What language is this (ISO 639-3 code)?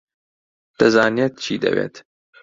ckb